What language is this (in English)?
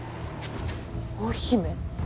Japanese